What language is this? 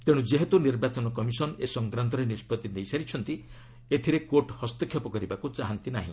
Odia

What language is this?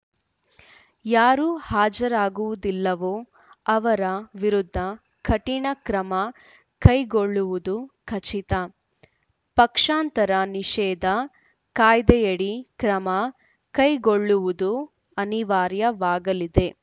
Kannada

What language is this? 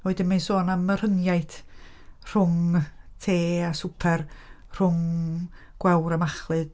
Welsh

